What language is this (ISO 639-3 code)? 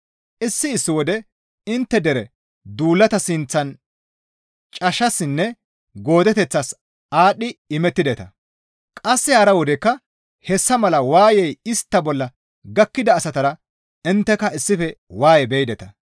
gmv